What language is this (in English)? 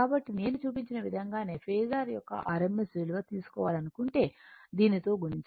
Telugu